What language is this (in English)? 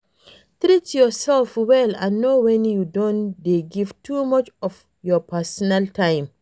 Nigerian Pidgin